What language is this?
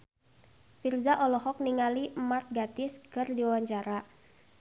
Sundanese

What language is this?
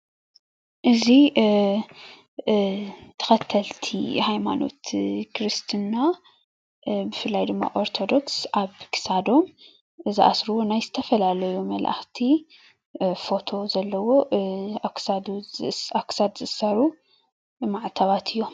Tigrinya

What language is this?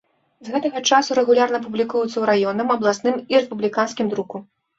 Belarusian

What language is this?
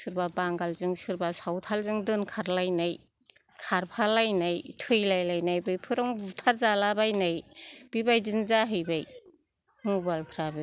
Bodo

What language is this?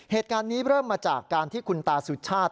Thai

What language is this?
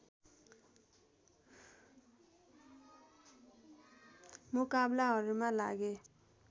Nepali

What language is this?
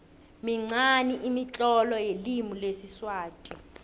South Ndebele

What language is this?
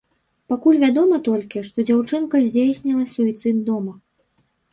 Belarusian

